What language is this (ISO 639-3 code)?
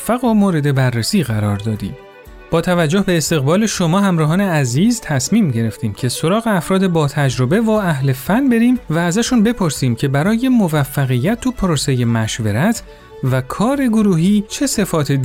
fas